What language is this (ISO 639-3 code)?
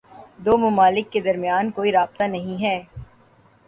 urd